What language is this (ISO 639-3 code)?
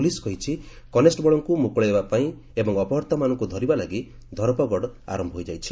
ori